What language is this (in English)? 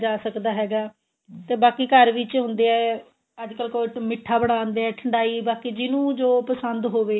Punjabi